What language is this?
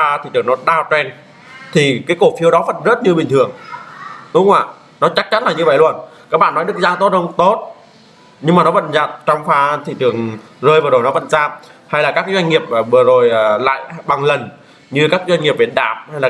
Vietnamese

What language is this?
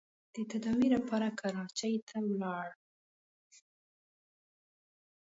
Pashto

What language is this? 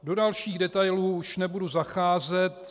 Czech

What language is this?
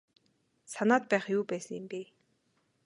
Mongolian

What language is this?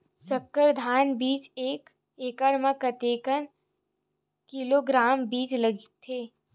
Chhattisgarhi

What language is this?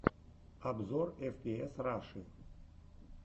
Russian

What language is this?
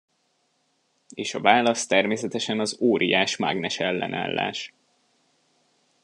Hungarian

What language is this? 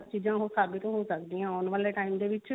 Punjabi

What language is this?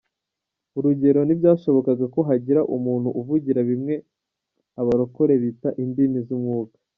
Kinyarwanda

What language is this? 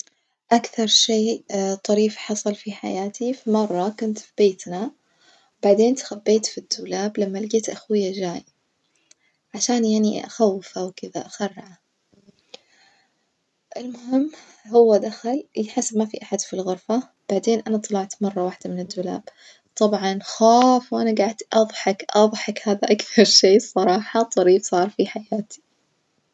Najdi Arabic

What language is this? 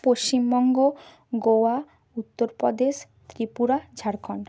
Bangla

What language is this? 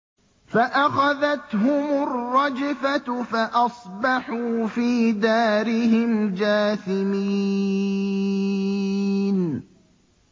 Arabic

